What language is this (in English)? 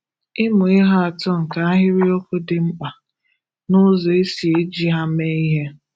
Igbo